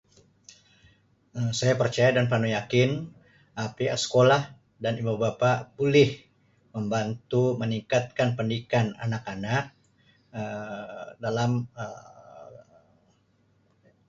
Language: Sabah Malay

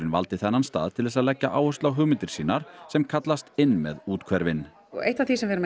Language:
Icelandic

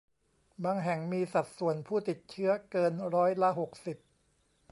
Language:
Thai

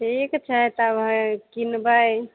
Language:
Maithili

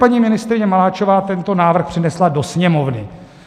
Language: Czech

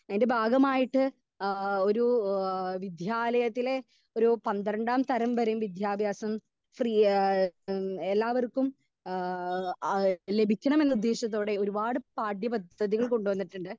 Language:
Malayalam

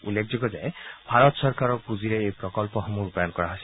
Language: Assamese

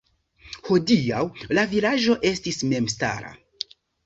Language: Esperanto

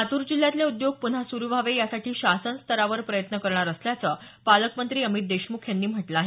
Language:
Marathi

